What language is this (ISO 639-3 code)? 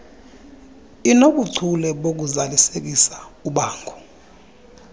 xho